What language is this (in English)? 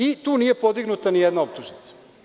Serbian